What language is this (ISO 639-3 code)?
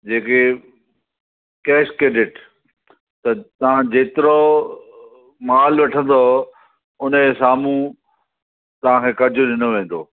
snd